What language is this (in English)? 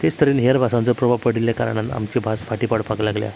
Konkani